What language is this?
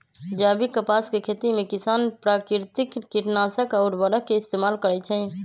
Magahi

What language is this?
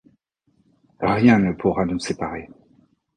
French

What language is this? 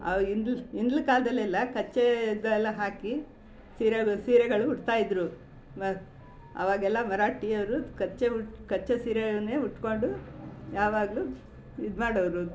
Kannada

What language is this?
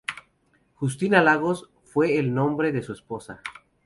Spanish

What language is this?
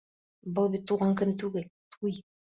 Bashkir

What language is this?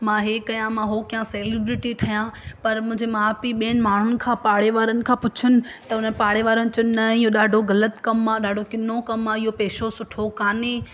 Sindhi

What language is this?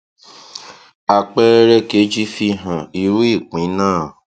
Yoruba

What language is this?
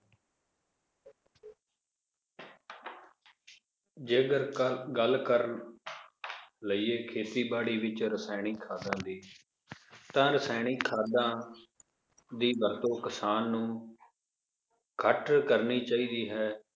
Punjabi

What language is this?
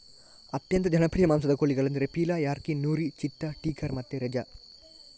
Kannada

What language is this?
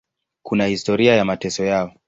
Swahili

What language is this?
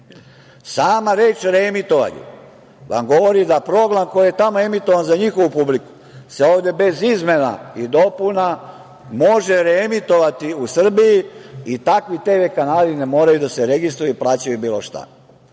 Serbian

